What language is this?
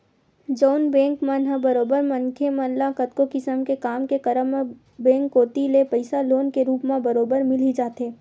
Chhattisgarhi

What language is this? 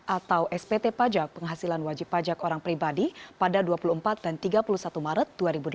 Indonesian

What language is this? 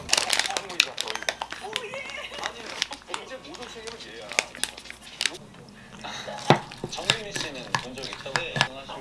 Korean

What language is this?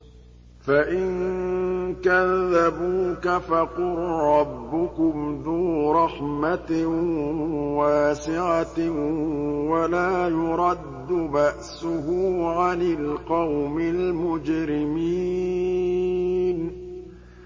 Arabic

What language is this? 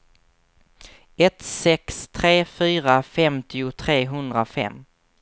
Swedish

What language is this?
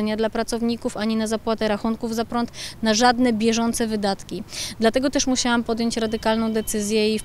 Polish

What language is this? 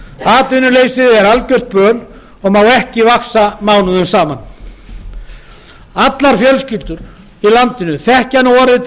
Icelandic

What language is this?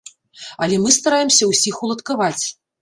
Belarusian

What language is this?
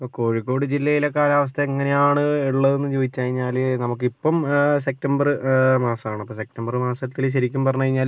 Malayalam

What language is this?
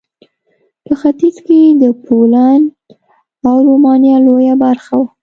Pashto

